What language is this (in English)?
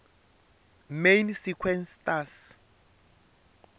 Tsonga